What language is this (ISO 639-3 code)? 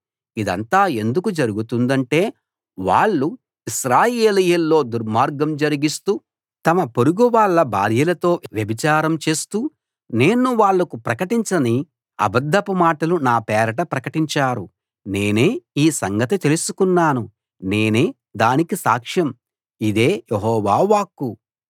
tel